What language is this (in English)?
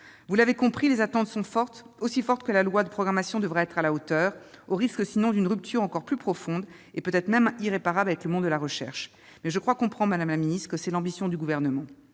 French